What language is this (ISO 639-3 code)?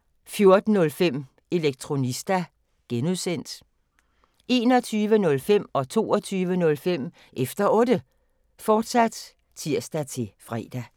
dan